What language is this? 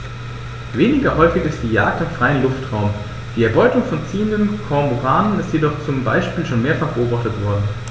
German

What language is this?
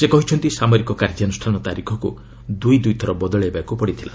Odia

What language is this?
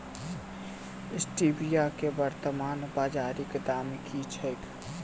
Maithili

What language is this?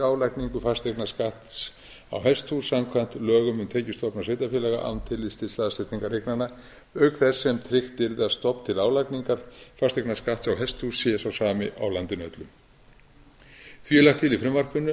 Icelandic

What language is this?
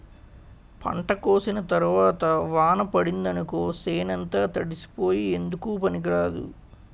Telugu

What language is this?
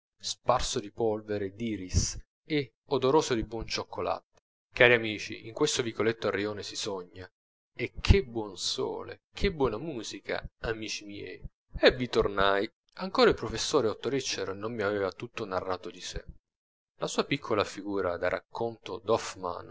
Italian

